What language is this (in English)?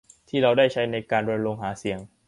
Thai